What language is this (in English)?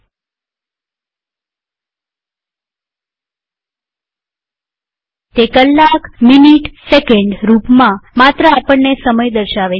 Gujarati